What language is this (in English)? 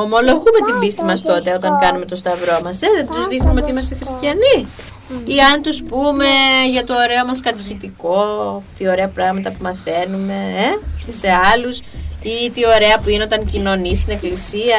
Greek